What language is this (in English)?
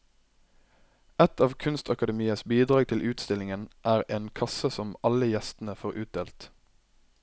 Norwegian